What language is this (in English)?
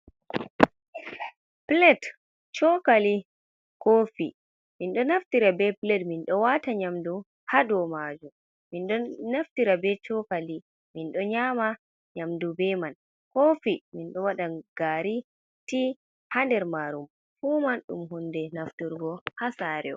Fula